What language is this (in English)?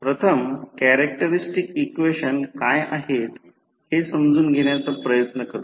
Marathi